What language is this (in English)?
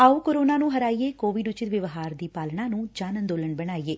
Punjabi